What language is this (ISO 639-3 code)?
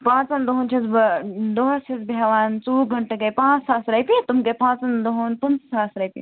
kas